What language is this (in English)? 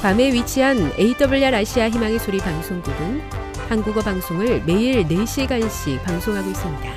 Korean